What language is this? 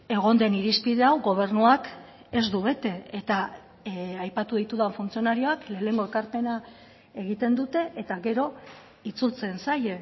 Basque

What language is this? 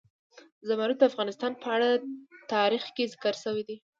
Pashto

